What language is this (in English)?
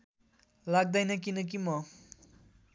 Nepali